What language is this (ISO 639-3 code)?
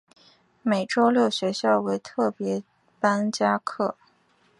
zho